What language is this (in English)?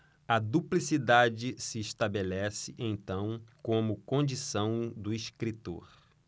Portuguese